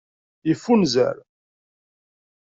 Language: Kabyle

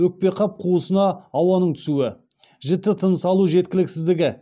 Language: Kazakh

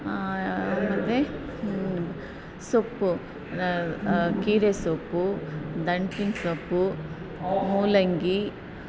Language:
Kannada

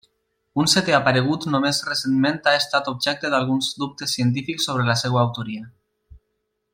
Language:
Catalan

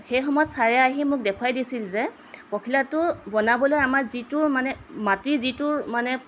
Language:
Assamese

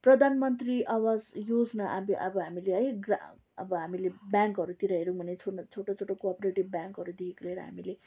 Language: Nepali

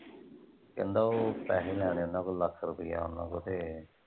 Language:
Punjabi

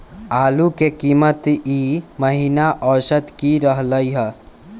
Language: Magahi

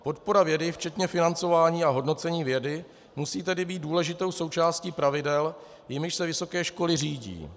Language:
Czech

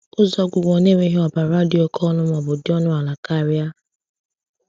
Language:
Igbo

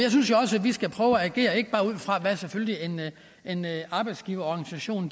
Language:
Danish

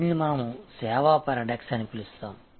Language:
Telugu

